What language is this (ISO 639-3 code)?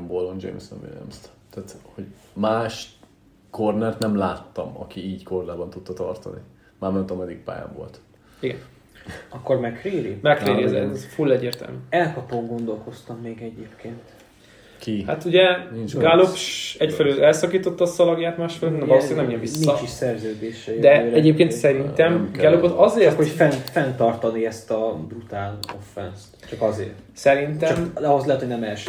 hun